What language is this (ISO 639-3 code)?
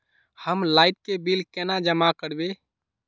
mag